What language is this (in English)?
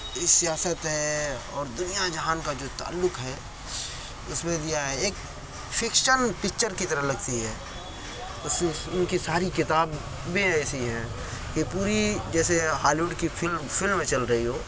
Urdu